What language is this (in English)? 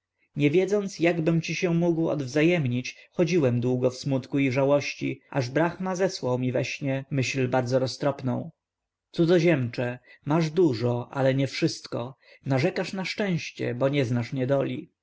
Polish